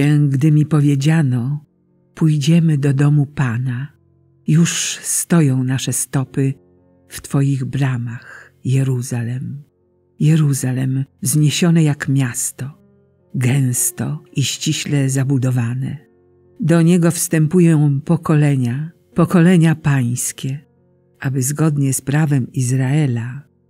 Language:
Polish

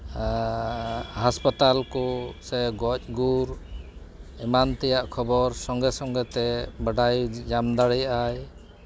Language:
Santali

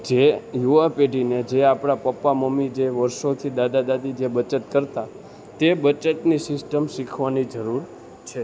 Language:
Gujarati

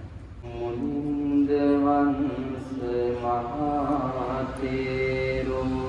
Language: Sinhala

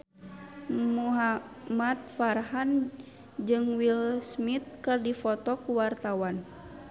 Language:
Sundanese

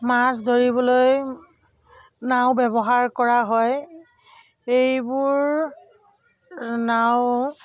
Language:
Assamese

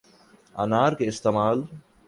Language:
Urdu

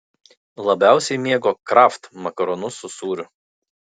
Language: Lithuanian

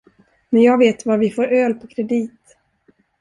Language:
Swedish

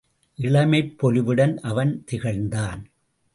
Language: Tamil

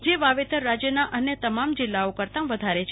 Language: Gujarati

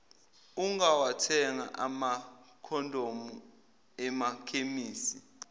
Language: Zulu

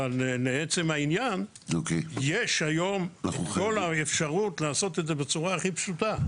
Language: Hebrew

